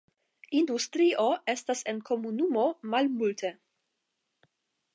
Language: Esperanto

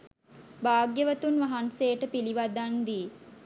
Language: Sinhala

